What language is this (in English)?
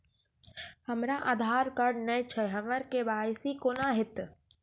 Maithili